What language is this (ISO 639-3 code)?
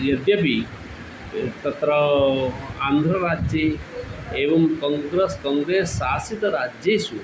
san